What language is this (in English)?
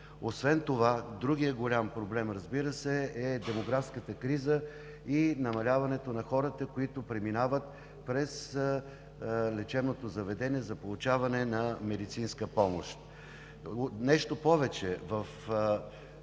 Bulgarian